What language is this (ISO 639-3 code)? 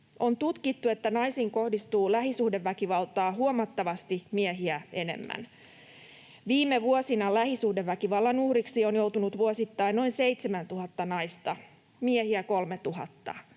fin